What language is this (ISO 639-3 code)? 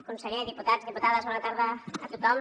cat